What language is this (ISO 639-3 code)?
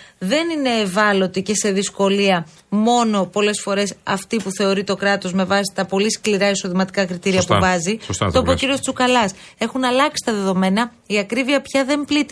ell